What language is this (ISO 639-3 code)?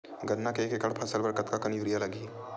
hne